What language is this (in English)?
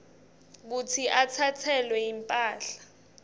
Swati